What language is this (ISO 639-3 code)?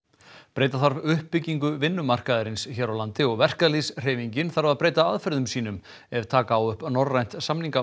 isl